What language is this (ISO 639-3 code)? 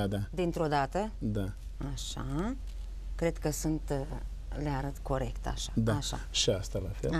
ron